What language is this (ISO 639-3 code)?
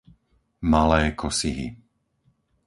slk